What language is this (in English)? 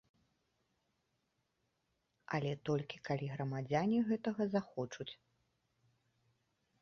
Belarusian